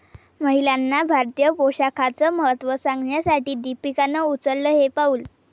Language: Marathi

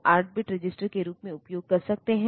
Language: Hindi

